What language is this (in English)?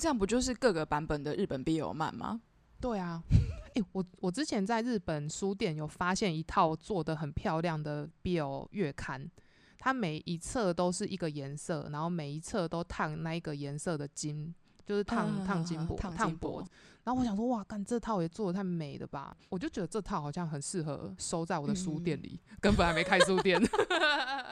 Chinese